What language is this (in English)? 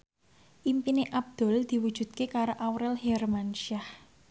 Javanese